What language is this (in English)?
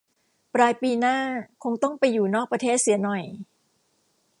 Thai